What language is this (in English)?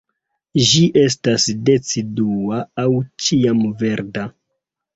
Esperanto